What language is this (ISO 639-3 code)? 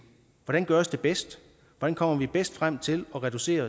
dan